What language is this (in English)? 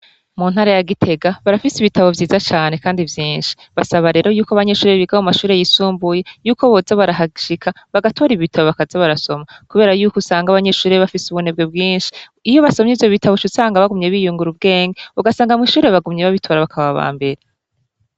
Rundi